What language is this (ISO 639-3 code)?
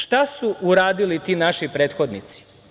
srp